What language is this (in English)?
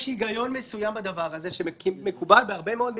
Hebrew